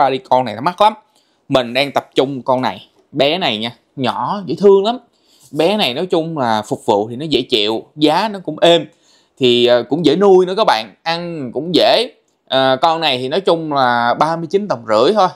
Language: Vietnamese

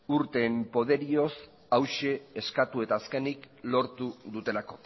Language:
Basque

